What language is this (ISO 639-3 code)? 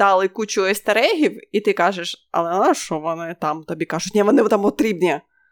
ukr